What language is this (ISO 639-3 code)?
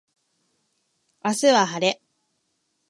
jpn